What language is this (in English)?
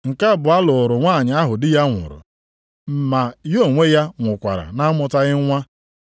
Igbo